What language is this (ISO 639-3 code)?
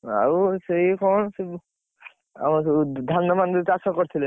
ori